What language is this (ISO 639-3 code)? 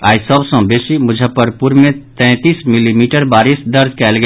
mai